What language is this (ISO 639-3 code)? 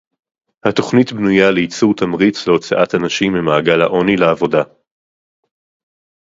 heb